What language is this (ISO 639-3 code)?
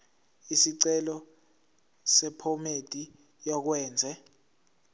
zul